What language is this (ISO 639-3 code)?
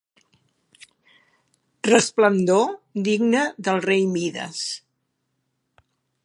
cat